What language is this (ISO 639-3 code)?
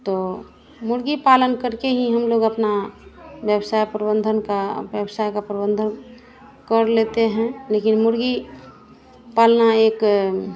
hin